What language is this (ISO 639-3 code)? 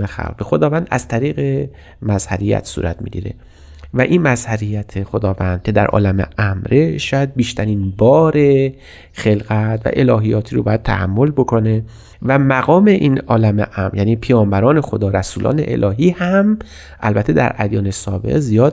fas